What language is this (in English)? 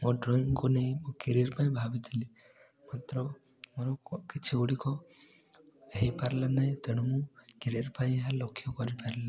Odia